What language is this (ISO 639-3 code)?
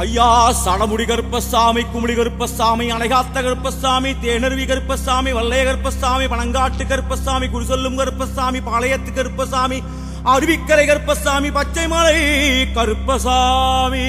tam